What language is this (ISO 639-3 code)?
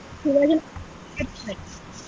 kan